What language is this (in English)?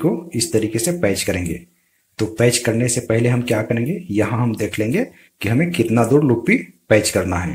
Hindi